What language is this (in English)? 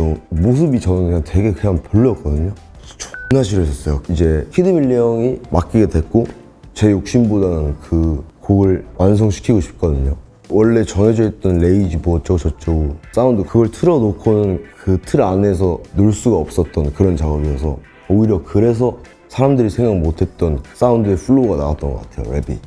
Korean